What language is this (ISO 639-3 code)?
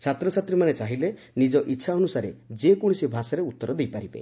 ori